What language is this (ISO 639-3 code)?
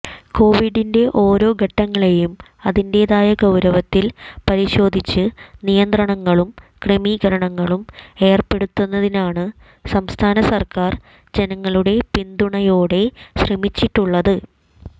mal